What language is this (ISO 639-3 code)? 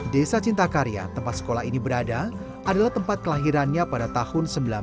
ind